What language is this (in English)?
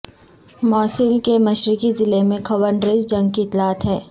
Urdu